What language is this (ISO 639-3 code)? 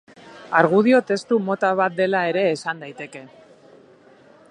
eus